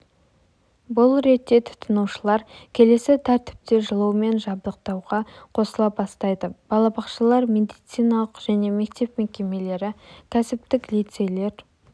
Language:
Kazakh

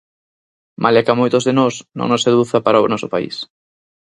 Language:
Galician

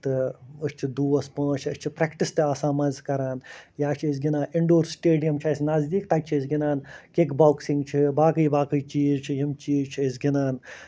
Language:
Kashmiri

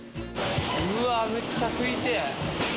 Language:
Japanese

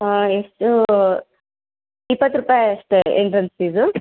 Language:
Kannada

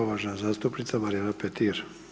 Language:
Croatian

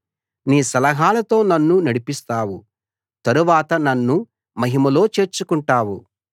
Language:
Telugu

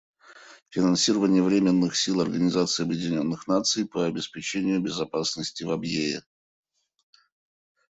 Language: Russian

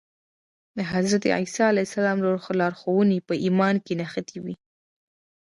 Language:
Pashto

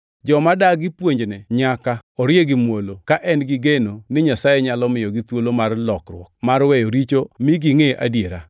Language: Luo (Kenya and Tanzania)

